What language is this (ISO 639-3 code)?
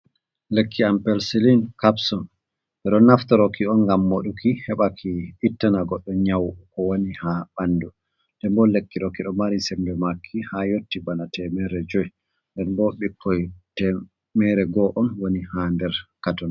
ful